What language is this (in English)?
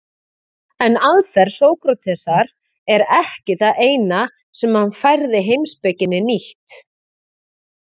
Icelandic